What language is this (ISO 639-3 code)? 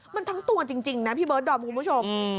tha